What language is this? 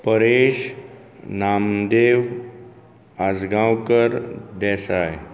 Konkani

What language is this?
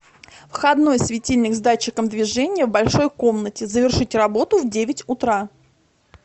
Russian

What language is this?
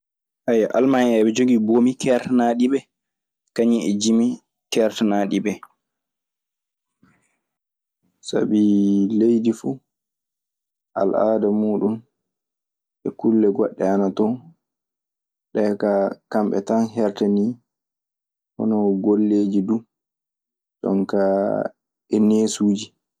Maasina Fulfulde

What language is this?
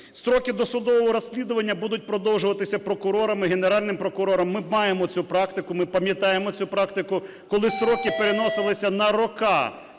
Ukrainian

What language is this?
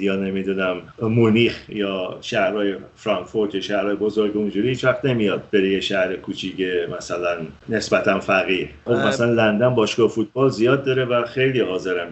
Persian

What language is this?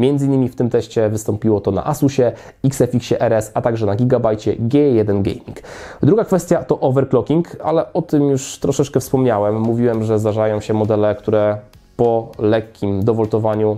Polish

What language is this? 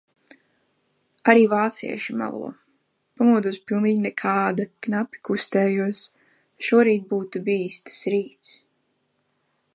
Latvian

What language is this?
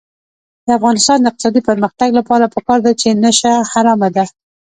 Pashto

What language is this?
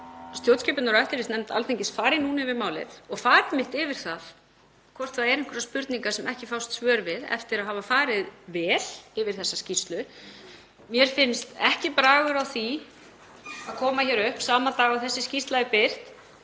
Icelandic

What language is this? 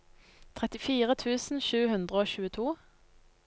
Norwegian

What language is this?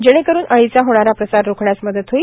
Marathi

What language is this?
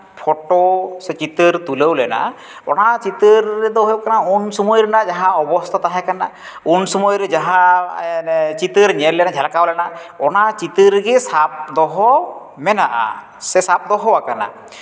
Santali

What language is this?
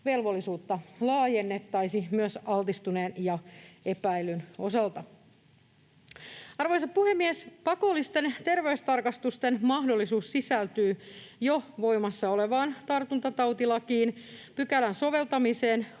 Finnish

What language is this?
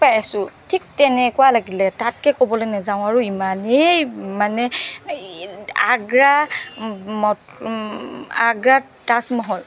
Assamese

